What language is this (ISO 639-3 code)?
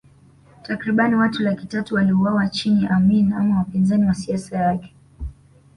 swa